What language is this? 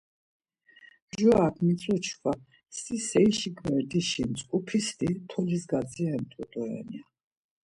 Laz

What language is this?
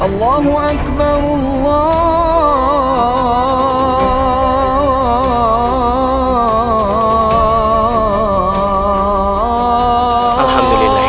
Indonesian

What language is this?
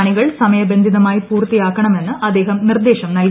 Malayalam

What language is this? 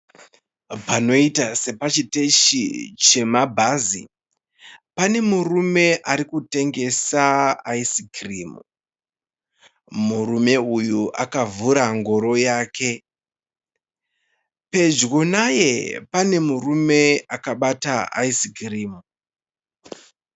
Shona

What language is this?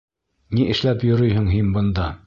Bashkir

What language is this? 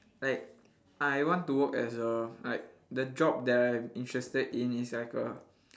English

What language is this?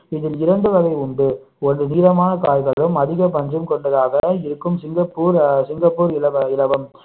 Tamil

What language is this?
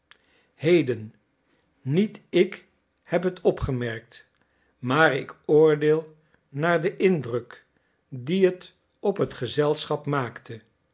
Dutch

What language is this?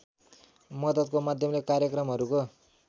Nepali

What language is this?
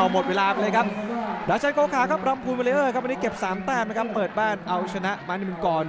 Thai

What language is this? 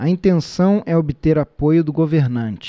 Portuguese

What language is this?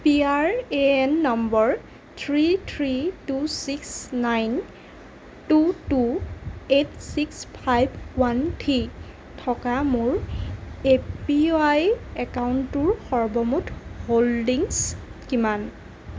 Assamese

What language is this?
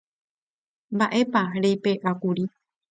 Guarani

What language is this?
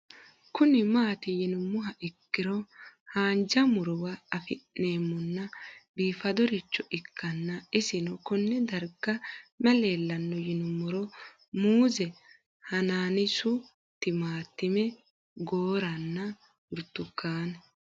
Sidamo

